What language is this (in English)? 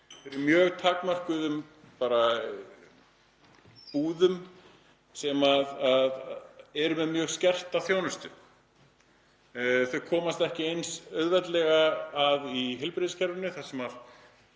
Icelandic